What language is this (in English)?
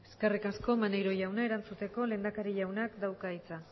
Basque